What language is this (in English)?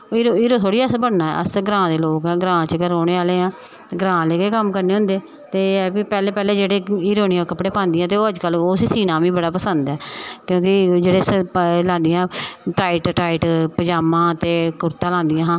Dogri